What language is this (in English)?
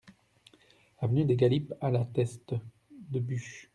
French